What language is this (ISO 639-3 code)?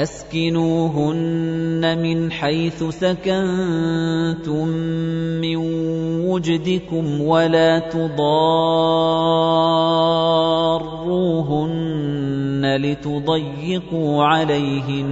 ara